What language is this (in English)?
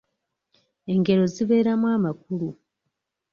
Ganda